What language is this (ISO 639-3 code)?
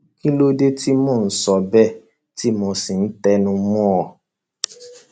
yor